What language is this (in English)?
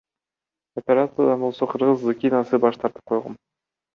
Kyrgyz